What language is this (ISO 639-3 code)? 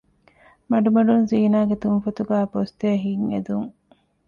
div